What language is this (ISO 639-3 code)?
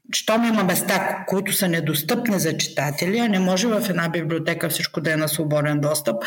bul